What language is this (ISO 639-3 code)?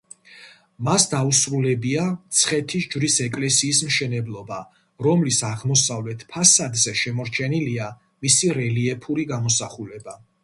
kat